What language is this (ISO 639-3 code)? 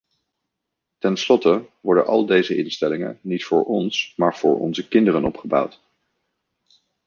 nld